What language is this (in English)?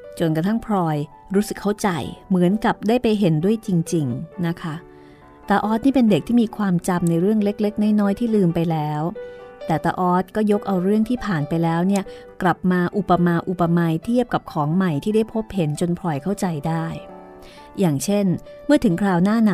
Thai